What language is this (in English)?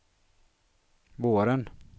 Swedish